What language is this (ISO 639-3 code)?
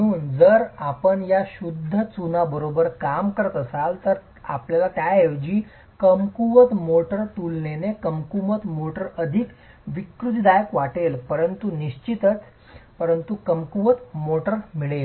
mar